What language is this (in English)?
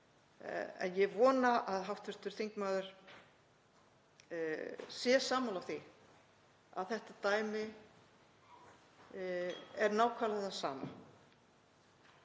Icelandic